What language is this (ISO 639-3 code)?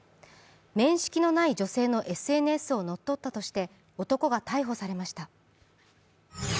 jpn